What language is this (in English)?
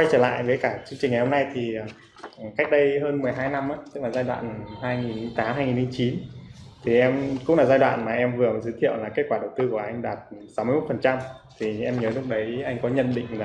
Vietnamese